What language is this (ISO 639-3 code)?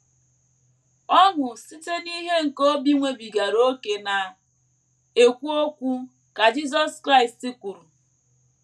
ibo